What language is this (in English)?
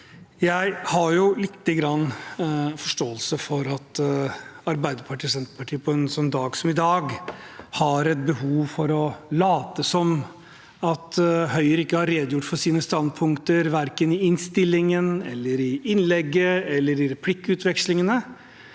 Norwegian